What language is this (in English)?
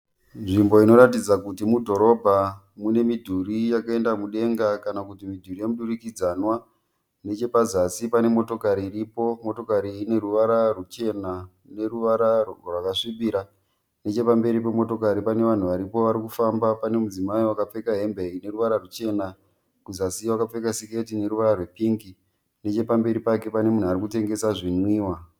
Shona